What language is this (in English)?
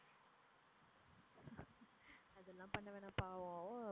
Tamil